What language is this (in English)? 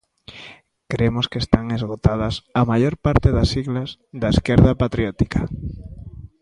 Galician